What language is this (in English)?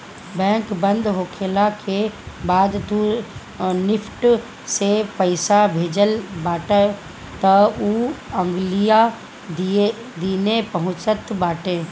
Bhojpuri